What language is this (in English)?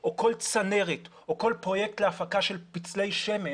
Hebrew